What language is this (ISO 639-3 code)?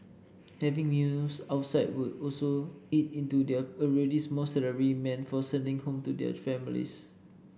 eng